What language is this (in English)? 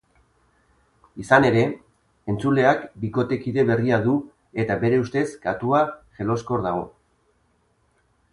Basque